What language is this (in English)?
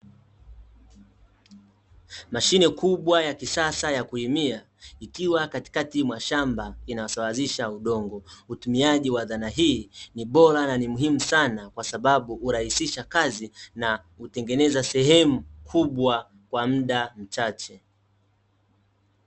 Swahili